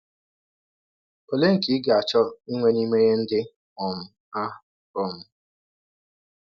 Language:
Igbo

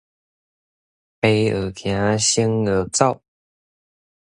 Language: Min Nan Chinese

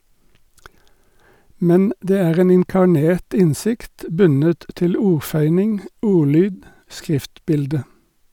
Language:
Norwegian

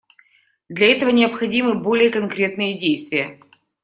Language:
Russian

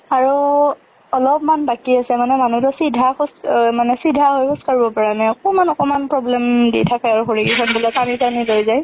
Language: Assamese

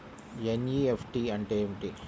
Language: Telugu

